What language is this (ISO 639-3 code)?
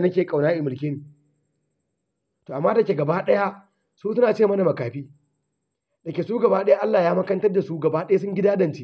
ara